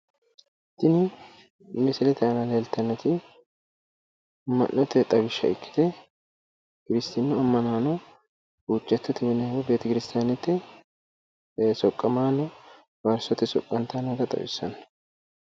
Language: Sidamo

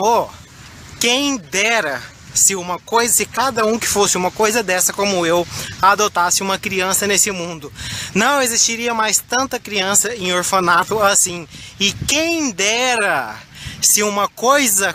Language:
Portuguese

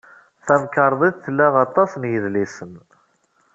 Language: Kabyle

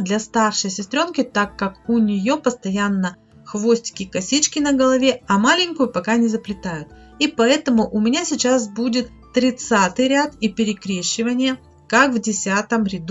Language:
Russian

